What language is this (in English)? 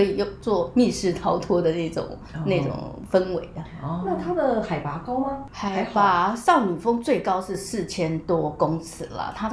Chinese